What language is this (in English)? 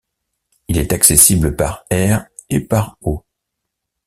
French